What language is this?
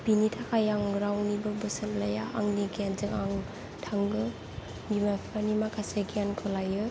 Bodo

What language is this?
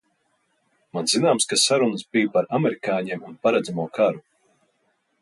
Latvian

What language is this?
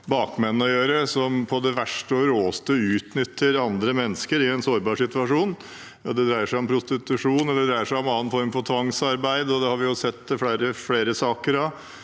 Norwegian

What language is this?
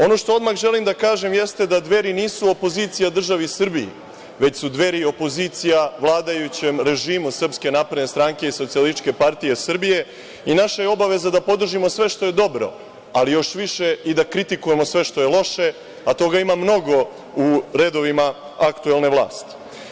Serbian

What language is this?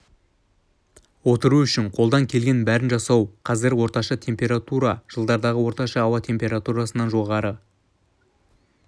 Kazakh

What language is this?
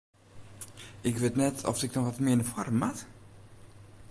Western Frisian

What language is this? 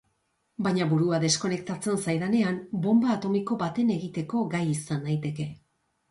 Basque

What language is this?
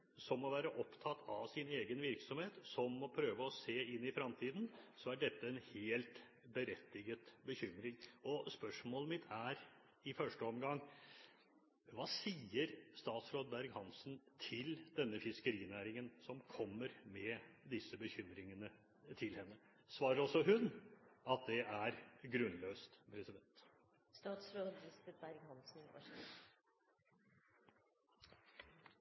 Norwegian Bokmål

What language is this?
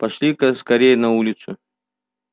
Russian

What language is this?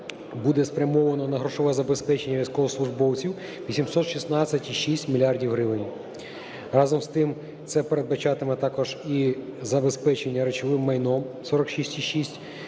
Ukrainian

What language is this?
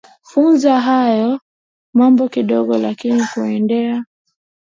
Swahili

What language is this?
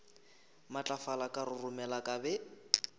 Northern Sotho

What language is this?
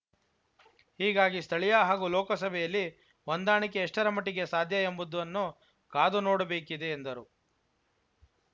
Kannada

